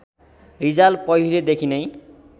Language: Nepali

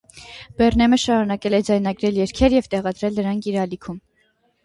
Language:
Armenian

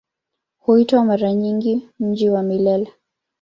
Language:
Swahili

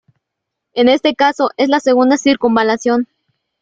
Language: Spanish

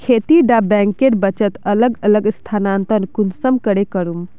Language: Magahi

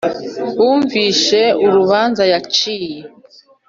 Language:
Kinyarwanda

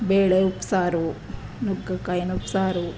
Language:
Kannada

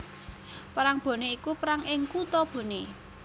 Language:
Javanese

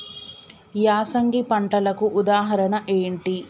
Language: Telugu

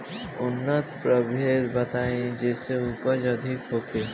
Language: Bhojpuri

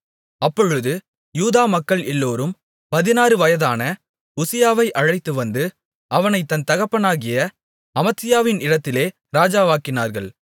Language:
Tamil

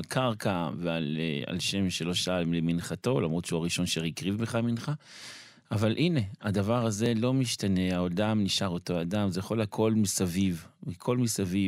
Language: Hebrew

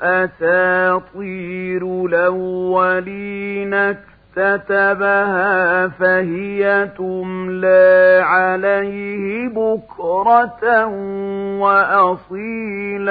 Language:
Arabic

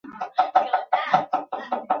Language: Chinese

